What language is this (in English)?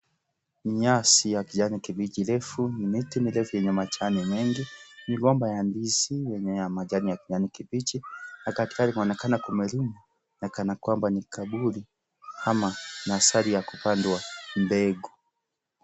Swahili